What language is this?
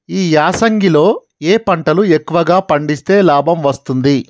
Telugu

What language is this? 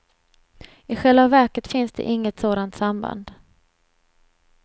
Swedish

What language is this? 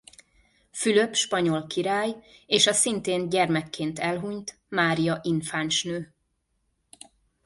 Hungarian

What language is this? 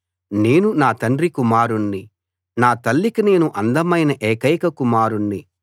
Telugu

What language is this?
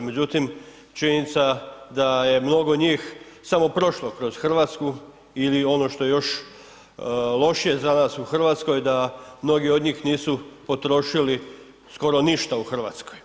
Croatian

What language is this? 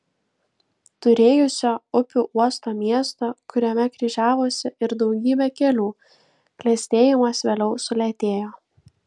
Lithuanian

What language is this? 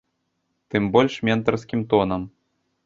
Belarusian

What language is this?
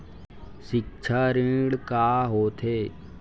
Chhattisgarhi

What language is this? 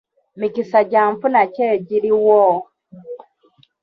Ganda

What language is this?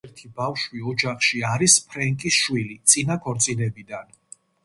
Georgian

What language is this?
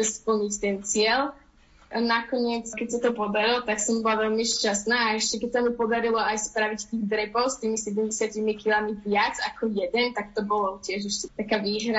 Slovak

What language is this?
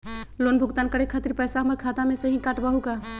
Magahi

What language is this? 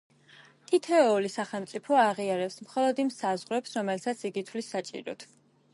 Georgian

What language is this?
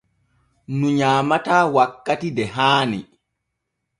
Borgu Fulfulde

